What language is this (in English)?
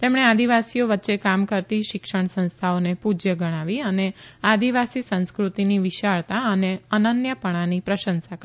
Gujarati